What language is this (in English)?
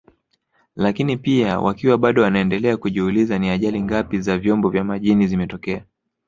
Swahili